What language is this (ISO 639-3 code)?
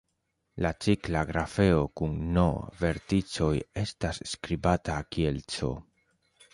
epo